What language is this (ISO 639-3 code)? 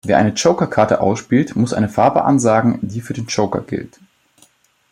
deu